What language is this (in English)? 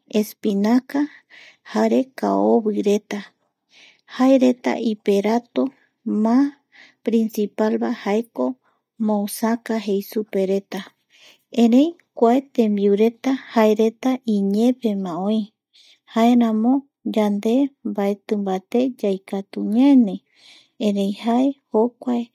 Eastern Bolivian Guaraní